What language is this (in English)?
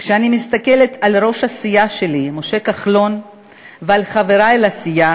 Hebrew